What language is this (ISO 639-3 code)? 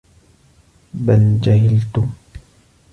ara